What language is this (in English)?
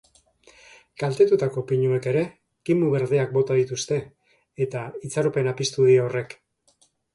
Basque